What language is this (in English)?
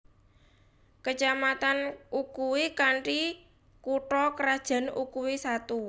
Javanese